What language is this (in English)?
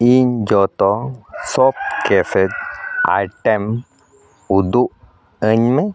Santali